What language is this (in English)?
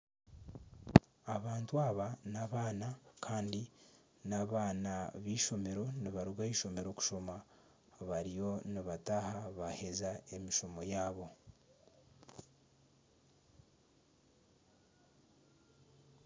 Nyankole